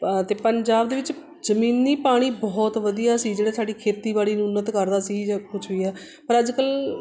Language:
Punjabi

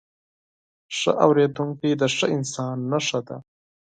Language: Pashto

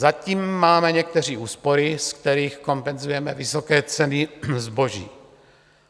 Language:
Czech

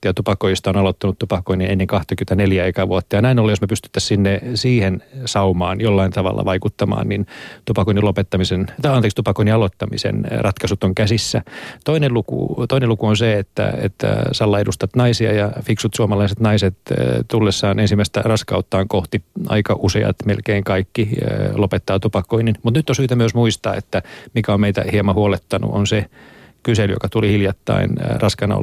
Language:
Finnish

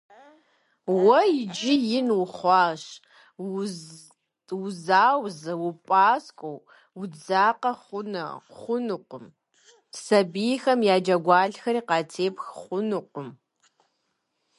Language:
Kabardian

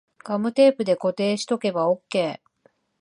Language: Japanese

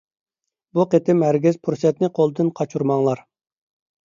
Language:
Uyghur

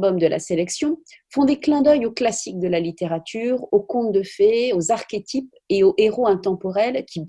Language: French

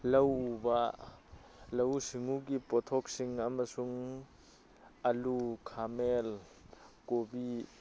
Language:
Manipuri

